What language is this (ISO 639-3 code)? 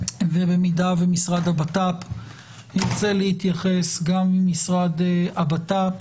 heb